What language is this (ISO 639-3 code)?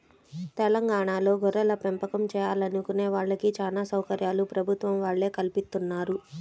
tel